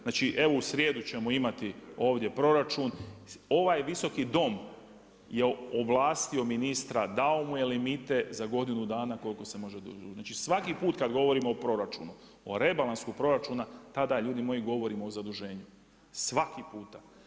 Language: Croatian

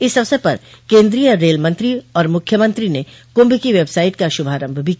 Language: Hindi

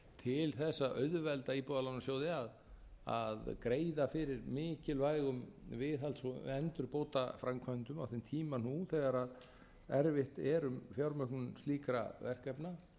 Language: Icelandic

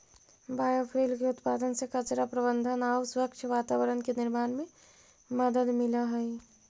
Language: Magahi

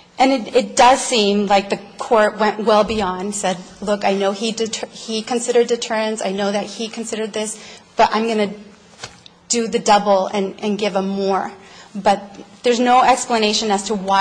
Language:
English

